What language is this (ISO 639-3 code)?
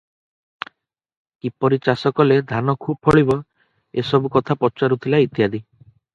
ori